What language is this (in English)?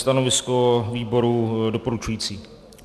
Czech